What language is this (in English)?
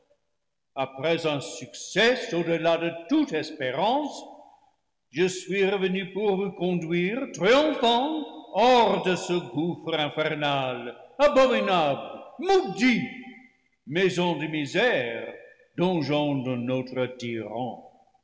French